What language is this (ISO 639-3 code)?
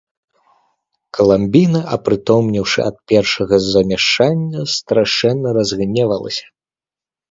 bel